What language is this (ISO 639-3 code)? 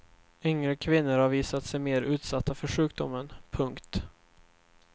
swe